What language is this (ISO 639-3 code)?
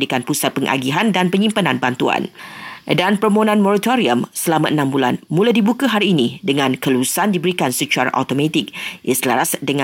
msa